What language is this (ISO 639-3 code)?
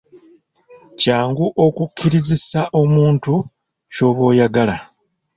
lug